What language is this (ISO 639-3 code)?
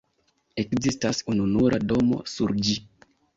epo